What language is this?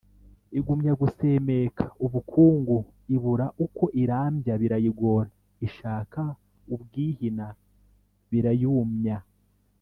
Kinyarwanda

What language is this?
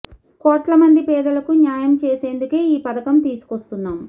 Telugu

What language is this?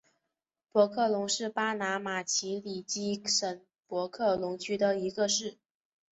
Chinese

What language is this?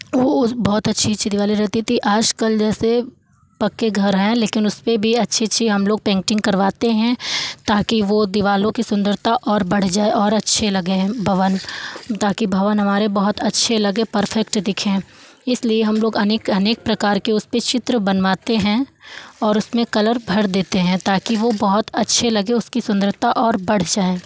Hindi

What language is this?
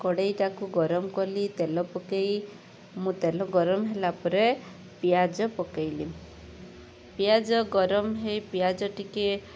Odia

